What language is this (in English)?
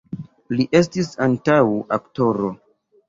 Esperanto